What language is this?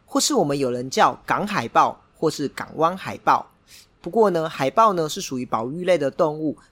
Chinese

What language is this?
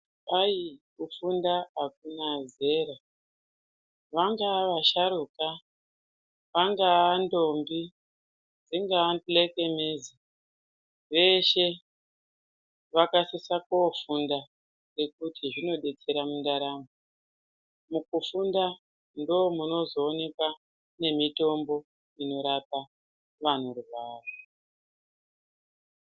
Ndau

